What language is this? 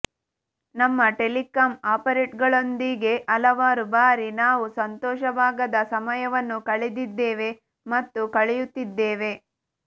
Kannada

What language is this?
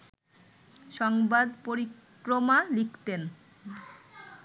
Bangla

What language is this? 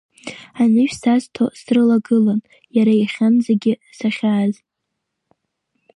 Abkhazian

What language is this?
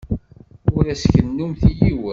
Kabyle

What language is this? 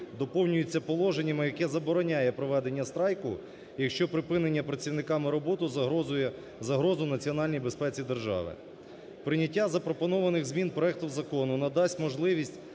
Ukrainian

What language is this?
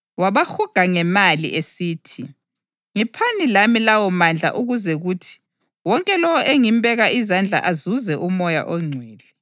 North Ndebele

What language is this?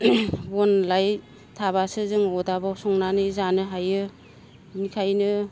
Bodo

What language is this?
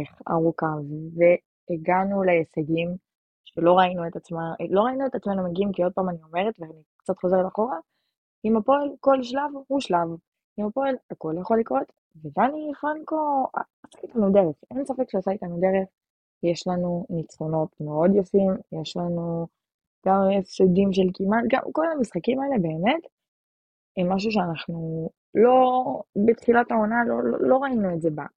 Hebrew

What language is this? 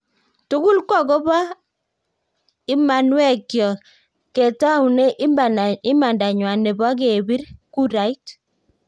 Kalenjin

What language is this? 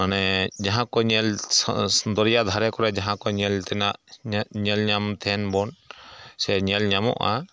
Santali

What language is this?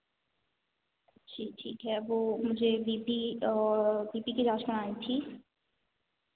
Hindi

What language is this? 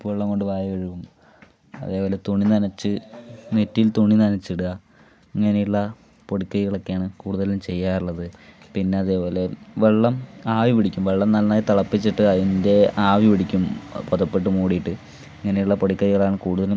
Malayalam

